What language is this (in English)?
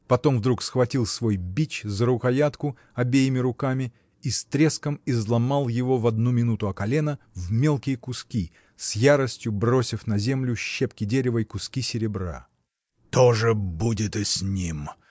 Russian